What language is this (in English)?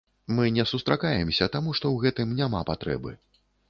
Belarusian